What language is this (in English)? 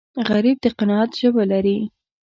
Pashto